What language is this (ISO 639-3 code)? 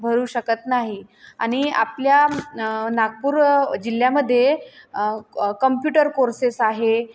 mar